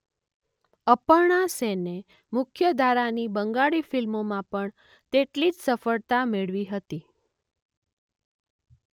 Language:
Gujarati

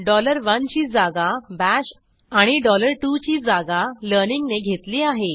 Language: Marathi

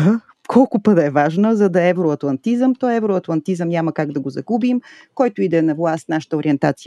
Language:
Bulgarian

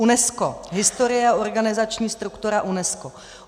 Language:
Czech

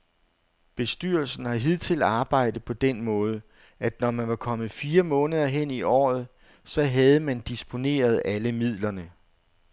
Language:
Danish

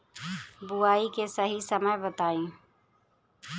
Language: Bhojpuri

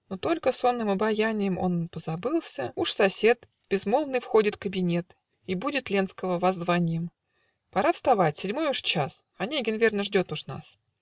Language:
Russian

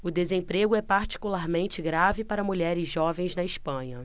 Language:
Portuguese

